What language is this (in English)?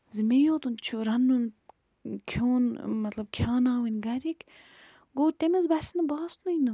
Kashmiri